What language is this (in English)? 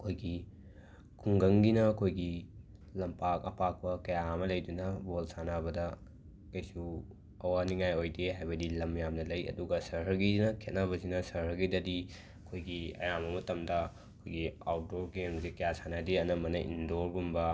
Manipuri